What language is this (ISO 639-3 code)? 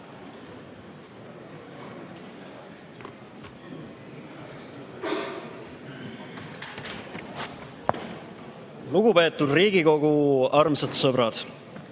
est